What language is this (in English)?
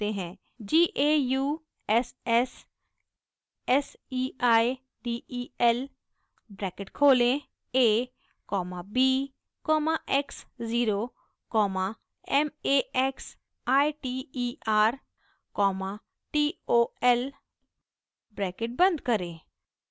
Hindi